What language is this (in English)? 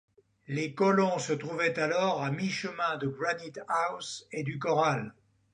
French